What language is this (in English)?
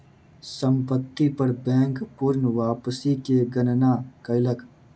Maithili